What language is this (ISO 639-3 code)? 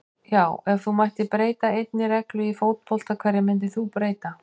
isl